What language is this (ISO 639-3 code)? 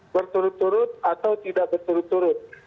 ind